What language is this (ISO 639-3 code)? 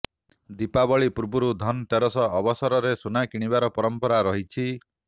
ori